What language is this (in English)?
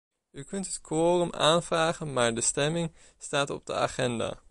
Dutch